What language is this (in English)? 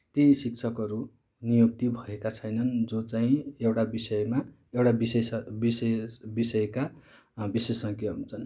Nepali